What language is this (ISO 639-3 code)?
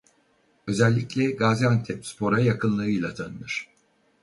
tur